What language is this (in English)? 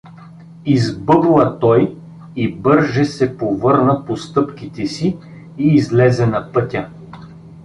Bulgarian